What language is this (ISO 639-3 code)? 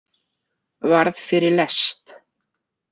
isl